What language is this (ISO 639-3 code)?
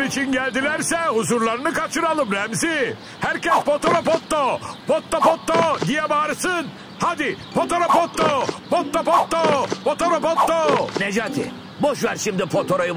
tur